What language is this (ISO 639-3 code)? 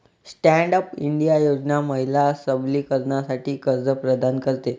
mar